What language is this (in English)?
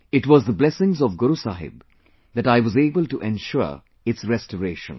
English